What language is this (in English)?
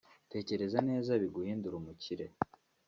Kinyarwanda